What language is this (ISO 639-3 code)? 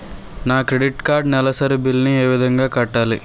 tel